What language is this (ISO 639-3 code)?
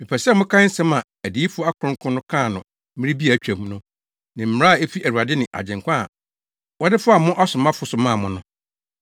aka